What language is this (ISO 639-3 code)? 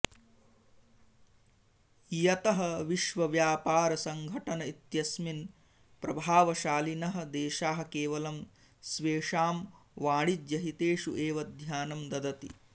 san